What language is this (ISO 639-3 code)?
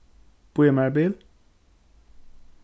fao